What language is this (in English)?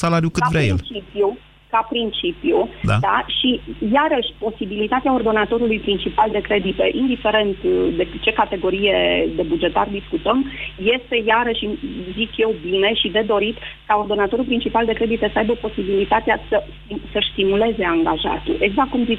Romanian